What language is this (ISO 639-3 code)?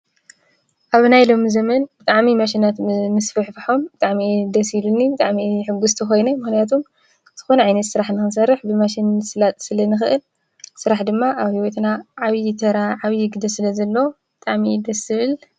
tir